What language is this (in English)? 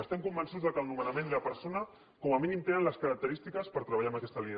Catalan